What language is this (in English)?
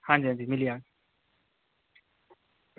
Dogri